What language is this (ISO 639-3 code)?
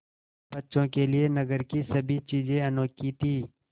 hin